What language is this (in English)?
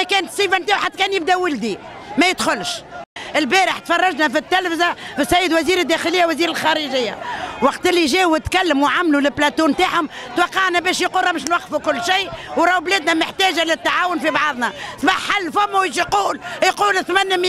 Arabic